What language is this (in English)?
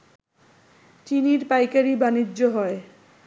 Bangla